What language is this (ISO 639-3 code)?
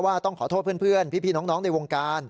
tha